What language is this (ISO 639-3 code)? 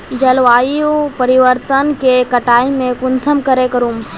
mag